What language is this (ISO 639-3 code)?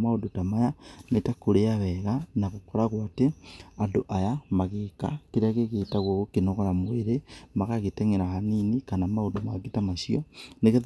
kik